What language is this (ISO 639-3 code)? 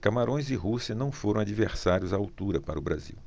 por